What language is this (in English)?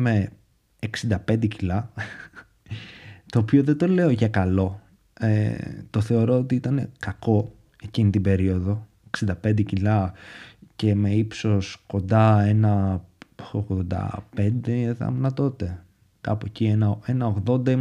Greek